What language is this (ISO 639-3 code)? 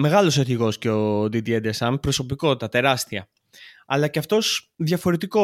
ell